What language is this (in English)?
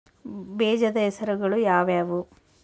Kannada